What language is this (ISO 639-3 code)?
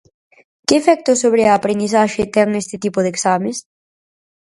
glg